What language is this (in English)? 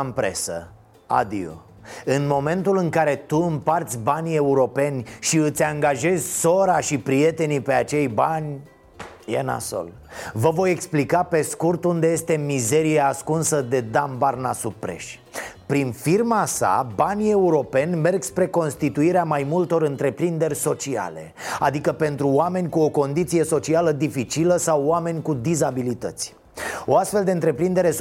Romanian